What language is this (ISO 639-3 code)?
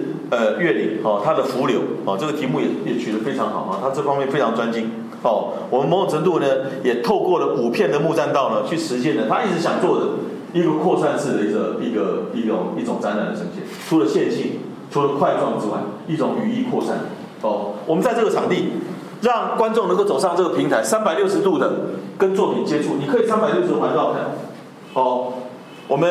zho